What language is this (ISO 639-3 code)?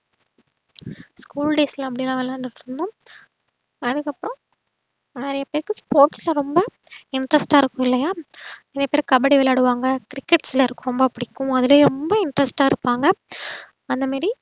tam